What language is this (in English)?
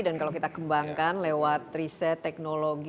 Indonesian